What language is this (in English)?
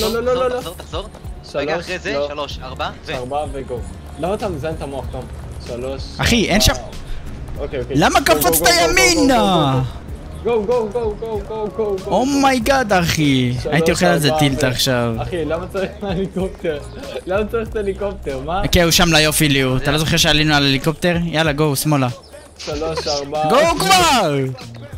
Hebrew